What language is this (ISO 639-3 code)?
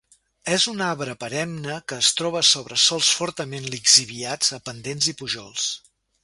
cat